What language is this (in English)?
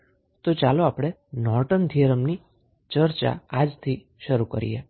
Gujarati